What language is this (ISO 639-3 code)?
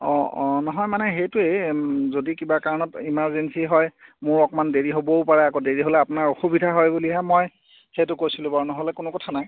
asm